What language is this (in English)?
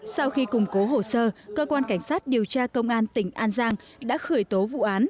Vietnamese